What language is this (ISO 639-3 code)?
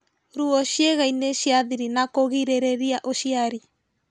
kik